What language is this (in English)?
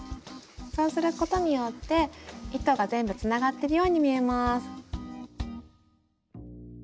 Japanese